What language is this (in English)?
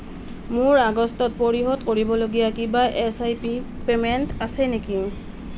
Assamese